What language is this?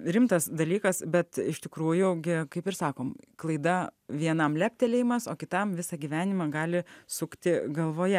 Lithuanian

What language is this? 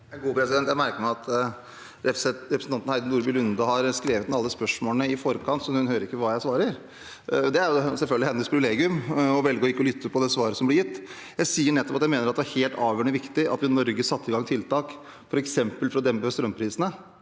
Norwegian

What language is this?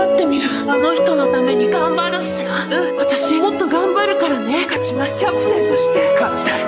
Japanese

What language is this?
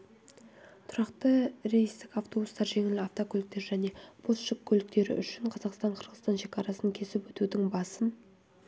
Kazakh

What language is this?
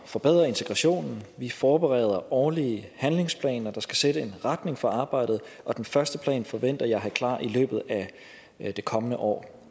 Danish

